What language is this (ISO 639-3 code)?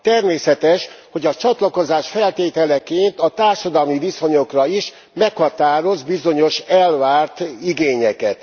hun